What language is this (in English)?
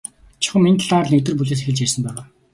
Mongolian